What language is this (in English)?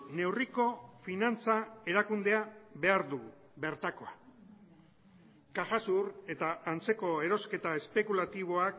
Basque